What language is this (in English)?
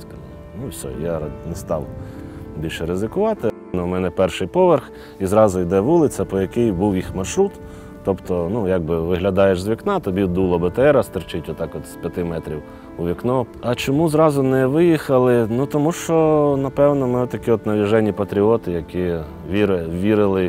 Ukrainian